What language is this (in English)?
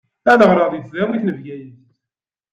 Kabyle